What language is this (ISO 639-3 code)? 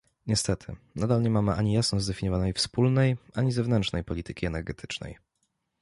pol